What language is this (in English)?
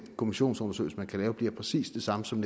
Danish